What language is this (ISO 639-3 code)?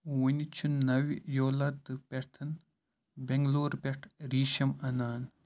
kas